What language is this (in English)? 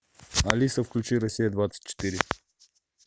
Russian